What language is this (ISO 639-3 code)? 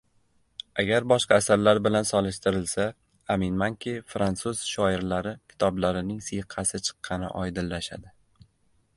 uzb